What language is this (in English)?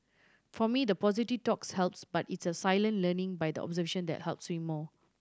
English